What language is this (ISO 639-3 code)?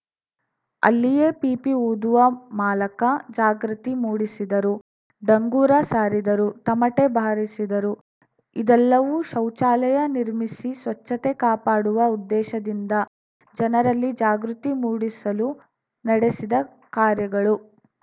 kan